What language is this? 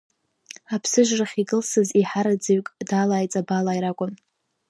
Abkhazian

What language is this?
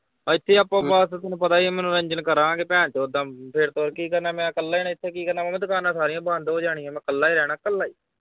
Punjabi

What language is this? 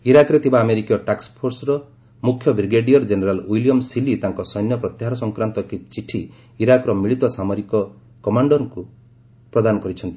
Odia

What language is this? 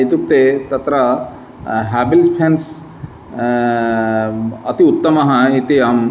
Sanskrit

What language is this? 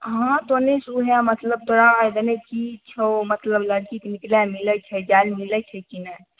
Maithili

